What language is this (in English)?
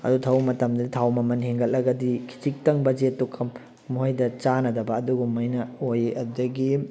Manipuri